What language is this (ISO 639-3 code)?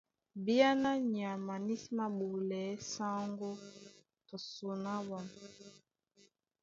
dua